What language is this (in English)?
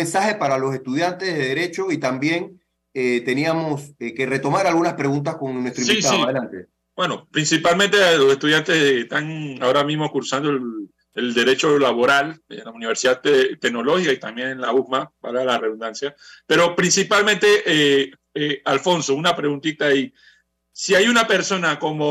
Spanish